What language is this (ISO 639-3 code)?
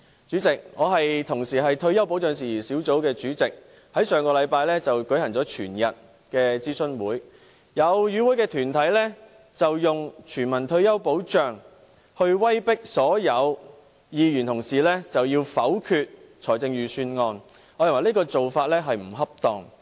yue